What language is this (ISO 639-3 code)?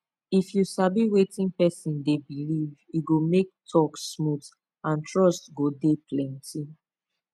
pcm